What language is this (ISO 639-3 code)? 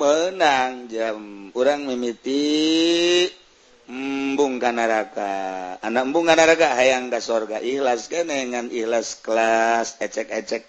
ind